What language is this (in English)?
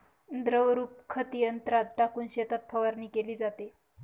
Marathi